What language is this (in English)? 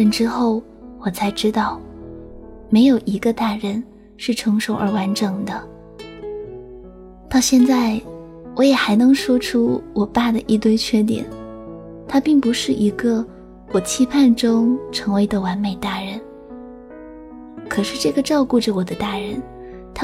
Chinese